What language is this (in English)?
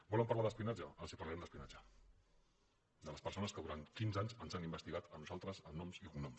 Catalan